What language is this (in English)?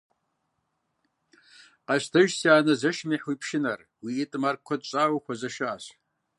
Kabardian